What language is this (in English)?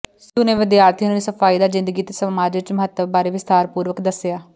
Punjabi